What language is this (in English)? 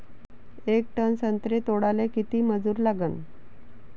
Marathi